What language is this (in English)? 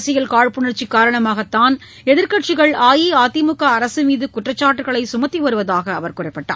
Tamil